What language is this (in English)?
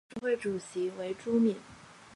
Chinese